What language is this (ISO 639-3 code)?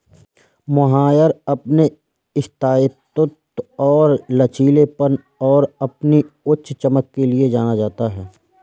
hin